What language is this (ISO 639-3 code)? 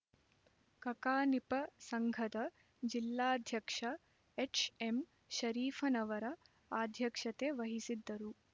kan